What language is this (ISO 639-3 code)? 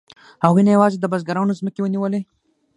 pus